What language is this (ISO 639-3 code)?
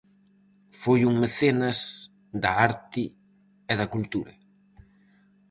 glg